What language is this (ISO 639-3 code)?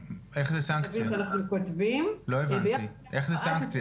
heb